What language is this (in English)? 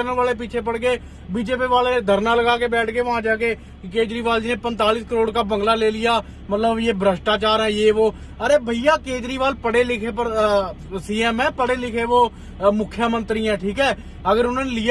Hindi